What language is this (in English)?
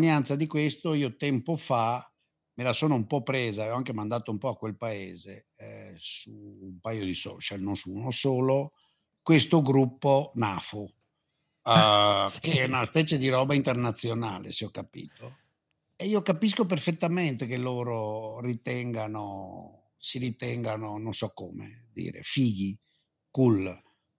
Italian